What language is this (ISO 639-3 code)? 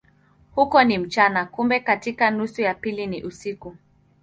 swa